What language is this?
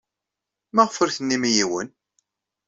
Kabyle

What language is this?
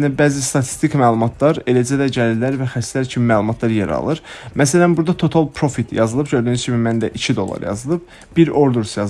Turkish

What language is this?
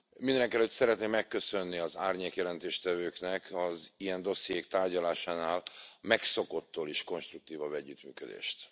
Hungarian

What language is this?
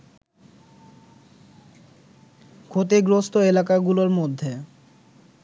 Bangla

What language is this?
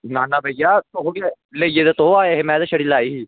Dogri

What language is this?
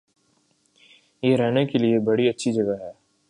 Urdu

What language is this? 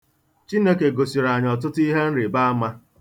Igbo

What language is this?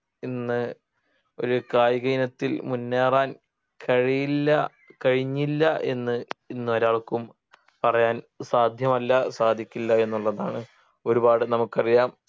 Malayalam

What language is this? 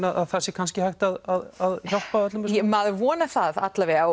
Icelandic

